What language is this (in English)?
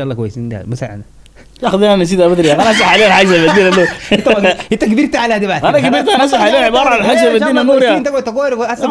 Arabic